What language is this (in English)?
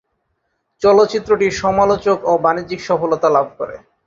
Bangla